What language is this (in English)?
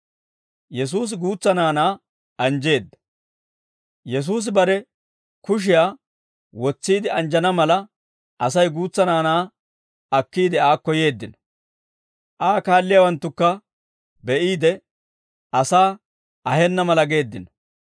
Dawro